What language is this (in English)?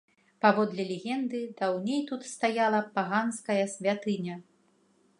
Belarusian